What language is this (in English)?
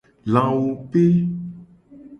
Gen